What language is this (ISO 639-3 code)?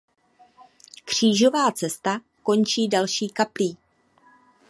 ces